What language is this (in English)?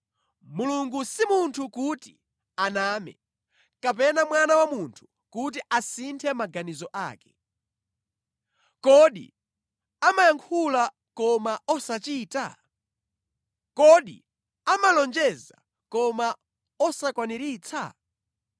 Nyanja